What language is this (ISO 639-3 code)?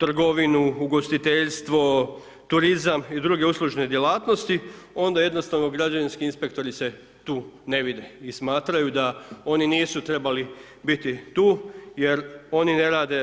hrv